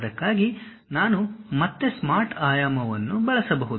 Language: Kannada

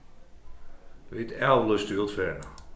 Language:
Faroese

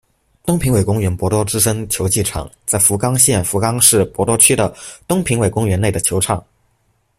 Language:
Chinese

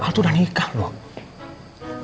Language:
Indonesian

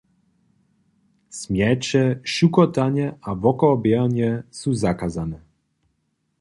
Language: Upper Sorbian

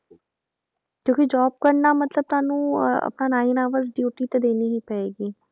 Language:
Punjabi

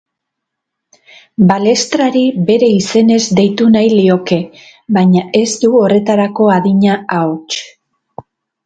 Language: Basque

